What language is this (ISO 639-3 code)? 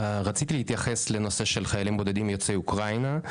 heb